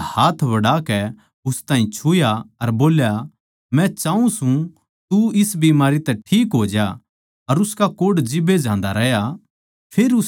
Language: Haryanvi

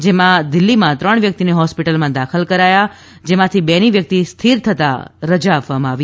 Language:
Gujarati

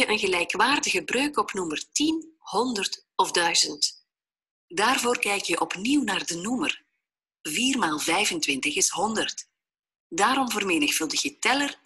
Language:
Dutch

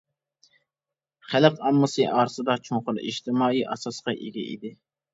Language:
Uyghur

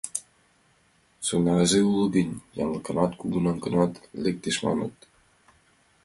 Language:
Mari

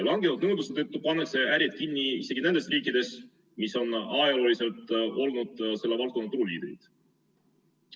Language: Estonian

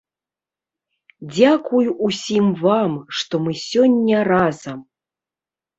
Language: Belarusian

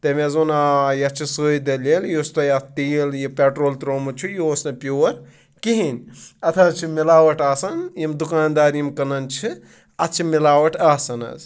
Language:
Kashmiri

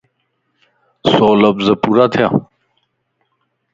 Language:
Lasi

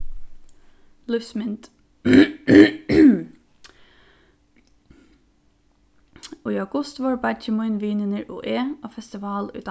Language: Faroese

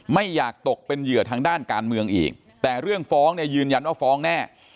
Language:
Thai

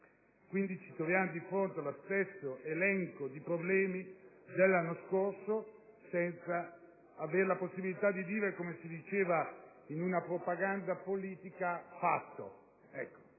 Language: Italian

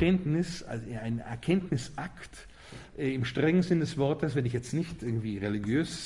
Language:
German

